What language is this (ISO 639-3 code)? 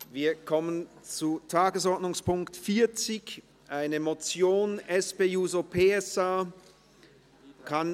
gsw